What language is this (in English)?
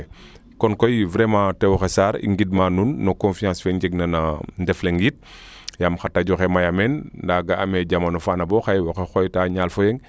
Serer